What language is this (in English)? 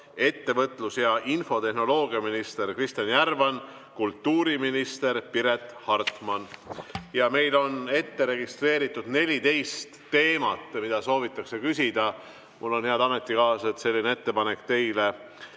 Estonian